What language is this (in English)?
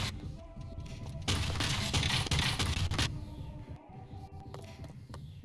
Indonesian